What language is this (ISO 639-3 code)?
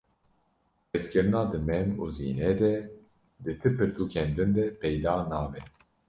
kur